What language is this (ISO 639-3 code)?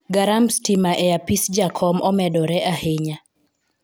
luo